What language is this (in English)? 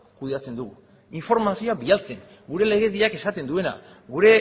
Basque